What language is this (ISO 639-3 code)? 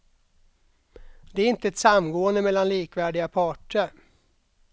swe